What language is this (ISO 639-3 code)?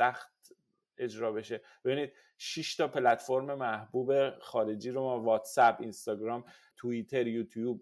fas